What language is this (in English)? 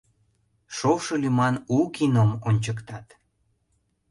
Mari